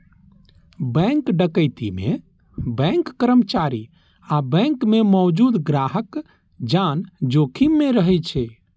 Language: Maithili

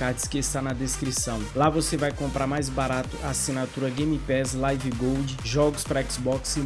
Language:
Portuguese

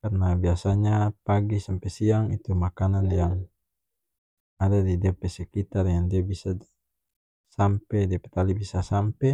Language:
North Moluccan Malay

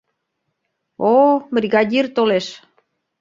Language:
Mari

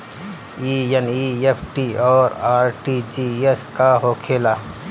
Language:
Bhojpuri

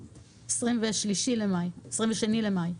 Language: Hebrew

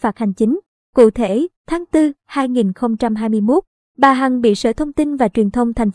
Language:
Vietnamese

